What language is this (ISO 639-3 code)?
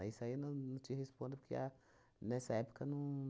por